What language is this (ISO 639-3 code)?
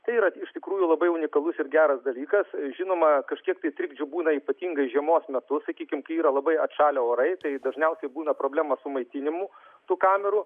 lit